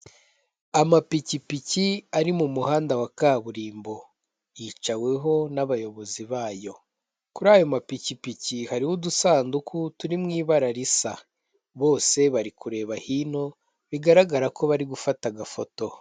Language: Kinyarwanda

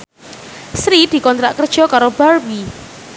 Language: Javanese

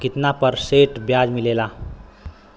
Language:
Bhojpuri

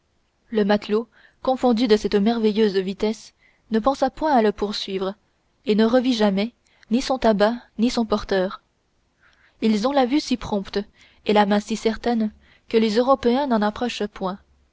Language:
French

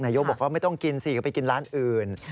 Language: Thai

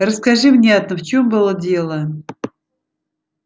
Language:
Russian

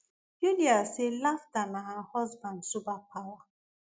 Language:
Nigerian Pidgin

